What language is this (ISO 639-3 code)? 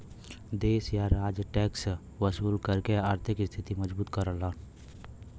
bho